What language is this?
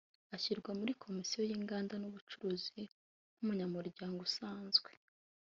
Kinyarwanda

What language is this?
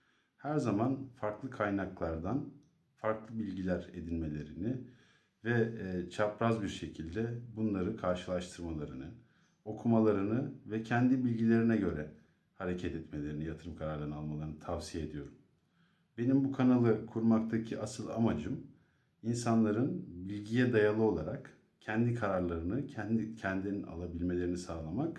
Turkish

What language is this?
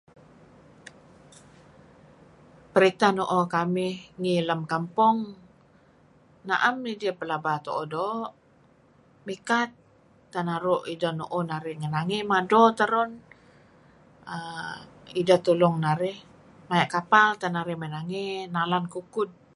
Kelabit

